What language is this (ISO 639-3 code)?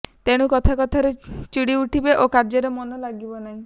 ori